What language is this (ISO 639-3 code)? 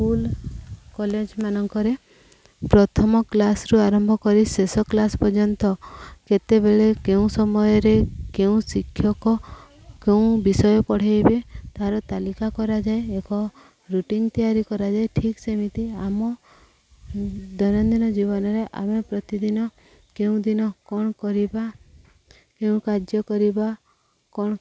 ori